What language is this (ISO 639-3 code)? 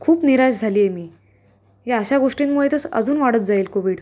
mar